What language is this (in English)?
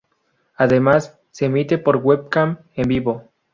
Spanish